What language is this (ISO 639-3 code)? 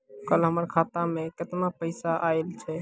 mai